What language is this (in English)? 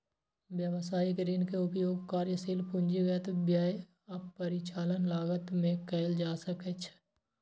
Maithili